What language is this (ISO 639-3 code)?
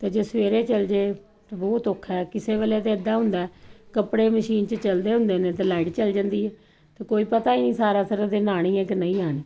pan